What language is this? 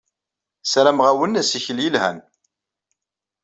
Kabyle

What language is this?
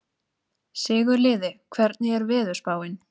Icelandic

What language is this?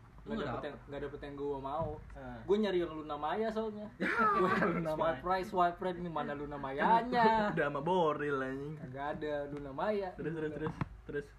Indonesian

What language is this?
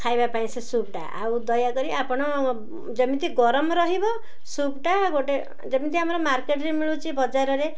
Odia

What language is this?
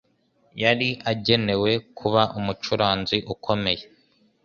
Kinyarwanda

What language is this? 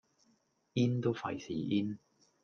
Cantonese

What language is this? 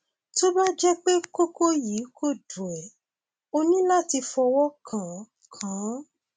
Yoruba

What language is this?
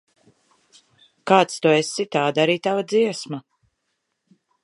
Latvian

